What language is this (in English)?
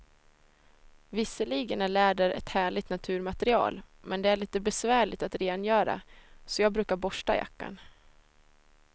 Swedish